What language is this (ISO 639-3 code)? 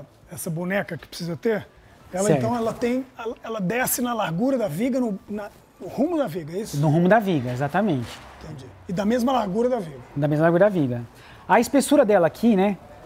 por